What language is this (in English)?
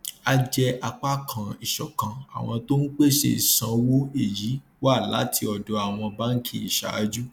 Yoruba